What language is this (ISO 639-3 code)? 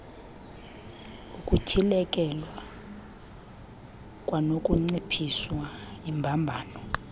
xho